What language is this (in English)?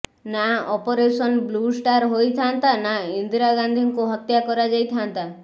Odia